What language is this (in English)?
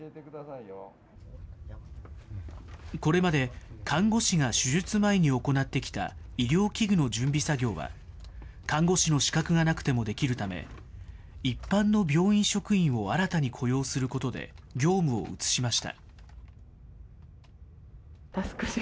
Japanese